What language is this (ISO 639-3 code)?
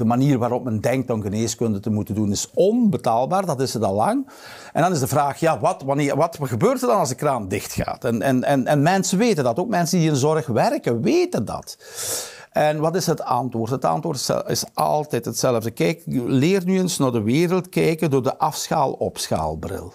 nld